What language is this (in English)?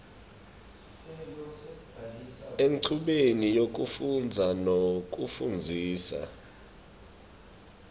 Swati